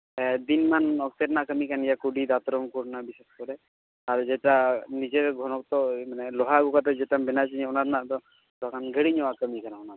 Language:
Santali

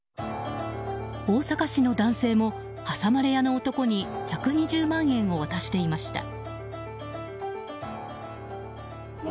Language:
Japanese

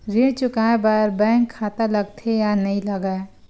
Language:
Chhattisgarhi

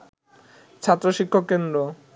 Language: Bangla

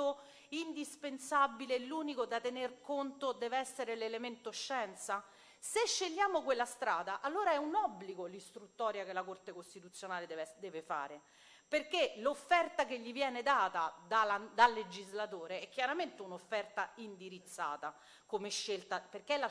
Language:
Italian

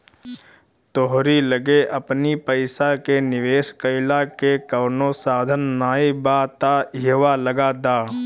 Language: Bhojpuri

